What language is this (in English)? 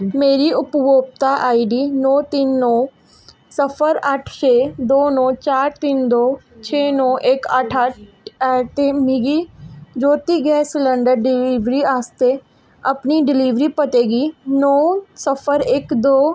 Dogri